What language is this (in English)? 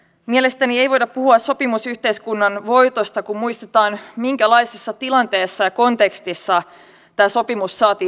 Finnish